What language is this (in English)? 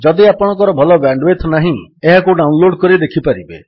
Odia